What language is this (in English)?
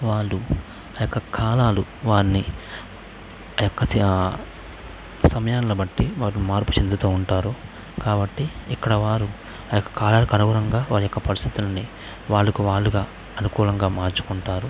Telugu